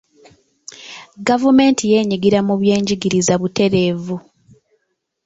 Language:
Ganda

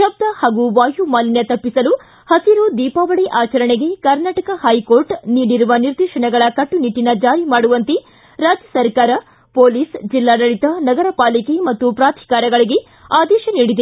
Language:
Kannada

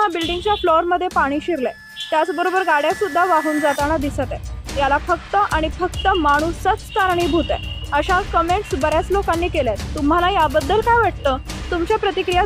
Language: Marathi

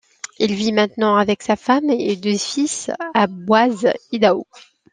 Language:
French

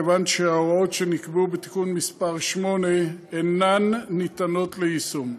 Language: Hebrew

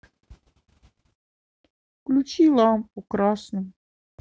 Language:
Russian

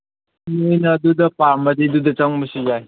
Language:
Manipuri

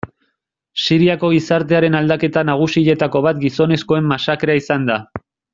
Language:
Basque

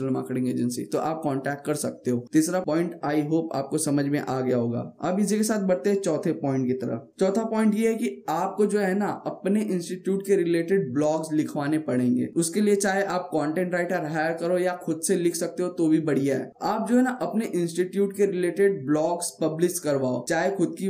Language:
Hindi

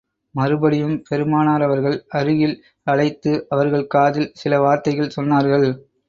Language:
Tamil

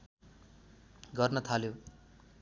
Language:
Nepali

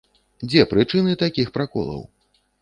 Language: Belarusian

